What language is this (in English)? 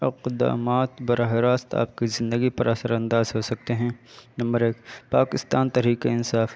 Urdu